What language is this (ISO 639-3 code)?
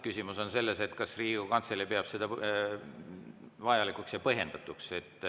est